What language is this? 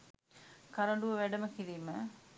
Sinhala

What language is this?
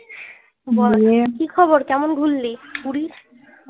Bangla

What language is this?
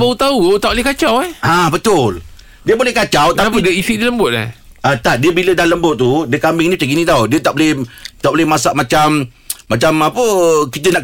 Malay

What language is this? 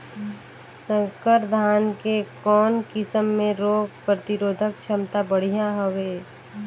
Chhattisgarhi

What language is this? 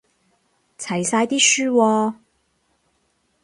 Cantonese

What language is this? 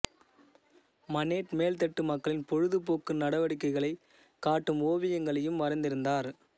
Tamil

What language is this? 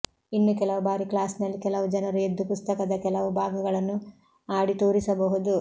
Kannada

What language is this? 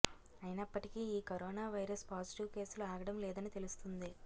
Telugu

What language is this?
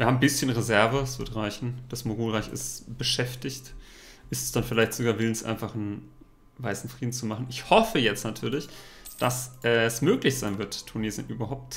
German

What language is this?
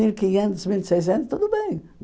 Portuguese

